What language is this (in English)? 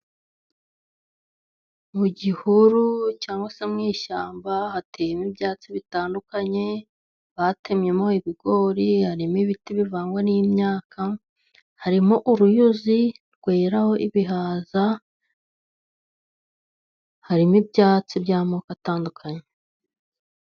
Kinyarwanda